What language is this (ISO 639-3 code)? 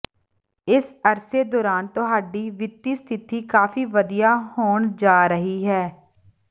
pan